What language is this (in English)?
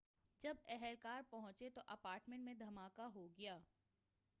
Urdu